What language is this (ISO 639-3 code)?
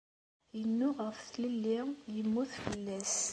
kab